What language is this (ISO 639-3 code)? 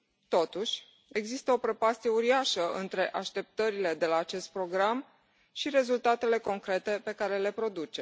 ron